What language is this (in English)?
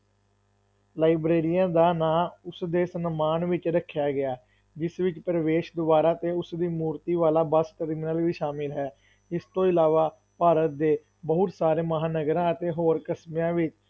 Punjabi